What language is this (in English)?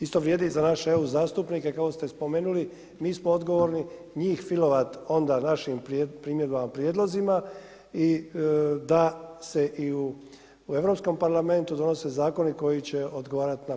Croatian